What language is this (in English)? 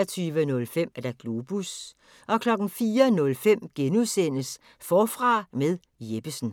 Danish